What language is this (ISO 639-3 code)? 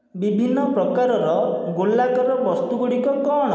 ori